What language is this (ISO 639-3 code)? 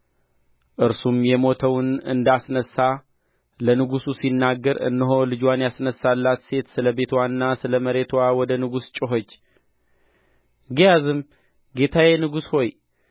amh